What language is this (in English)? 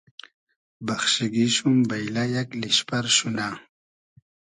Hazaragi